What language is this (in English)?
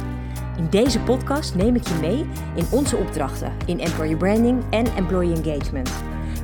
Dutch